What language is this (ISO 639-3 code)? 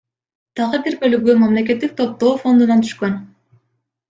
kir